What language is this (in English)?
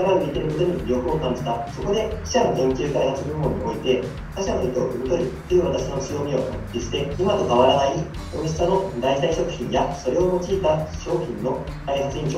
Japanese